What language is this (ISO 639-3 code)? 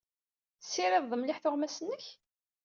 kab